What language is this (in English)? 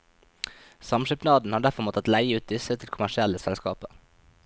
Norwegian